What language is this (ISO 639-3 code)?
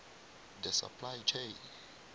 nbl